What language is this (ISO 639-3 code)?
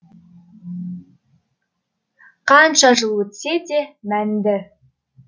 kaz